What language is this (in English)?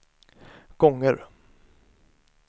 Swedish